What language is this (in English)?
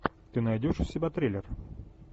Russian